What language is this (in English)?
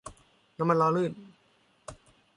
Thai